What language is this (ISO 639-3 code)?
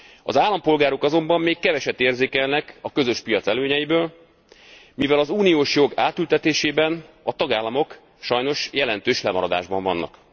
hun